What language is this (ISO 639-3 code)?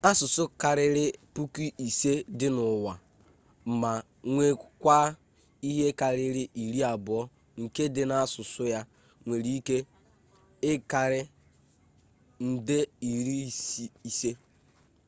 ibo